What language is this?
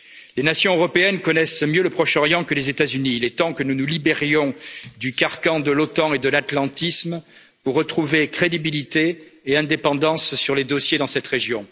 French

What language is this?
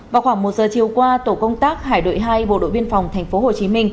Vietnamese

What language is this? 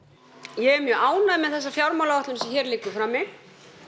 Icelandic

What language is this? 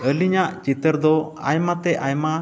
Santali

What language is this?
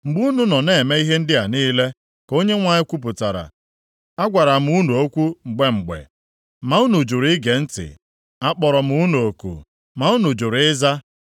Igbo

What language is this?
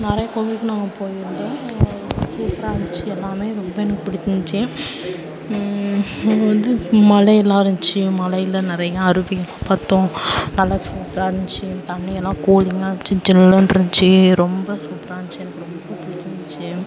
Tamil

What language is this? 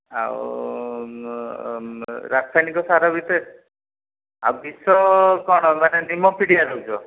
Odia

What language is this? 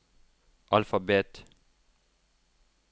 Norwegian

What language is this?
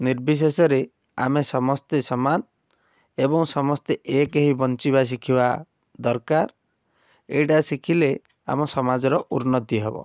Odia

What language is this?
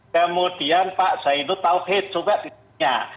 Indonesian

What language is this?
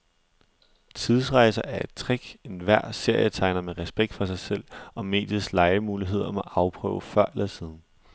Danish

